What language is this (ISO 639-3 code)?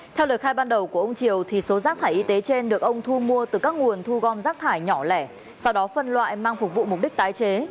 vie